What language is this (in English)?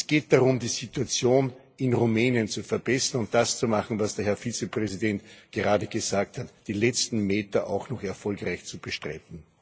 German